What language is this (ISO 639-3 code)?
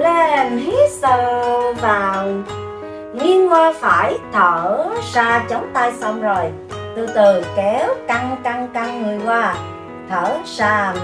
vie